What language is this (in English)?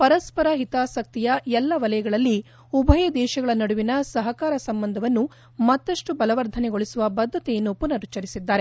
Kannada